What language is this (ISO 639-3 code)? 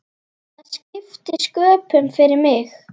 isl